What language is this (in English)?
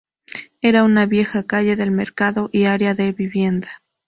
Spanish